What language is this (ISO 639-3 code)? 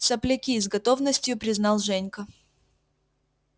rus